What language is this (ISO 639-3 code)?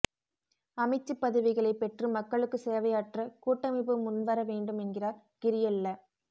tam